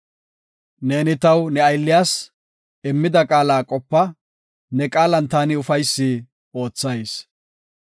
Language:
Gofa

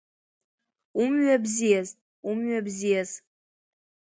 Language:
Abkhazian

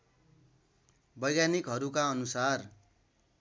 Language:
Nepali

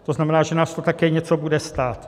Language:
Czech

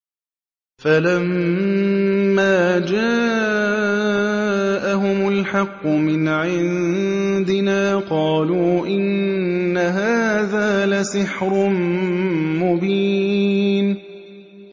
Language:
Arabic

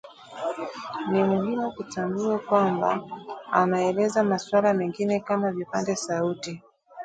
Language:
Swahili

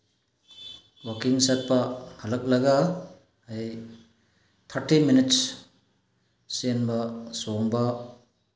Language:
Manipuri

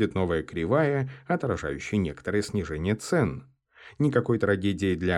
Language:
Russian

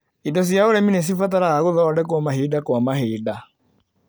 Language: Kikuyu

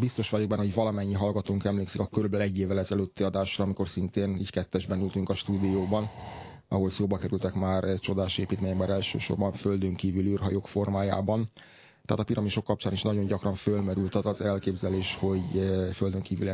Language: Hungarian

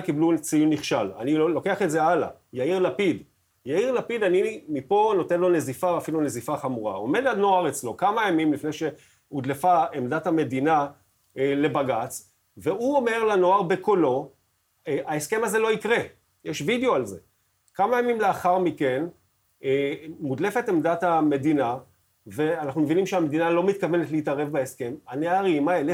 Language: Hebrew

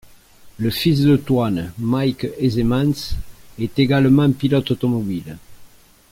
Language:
French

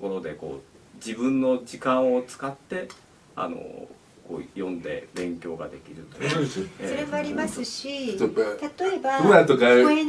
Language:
Japanese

